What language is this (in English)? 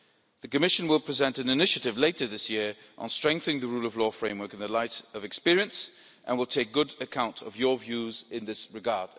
English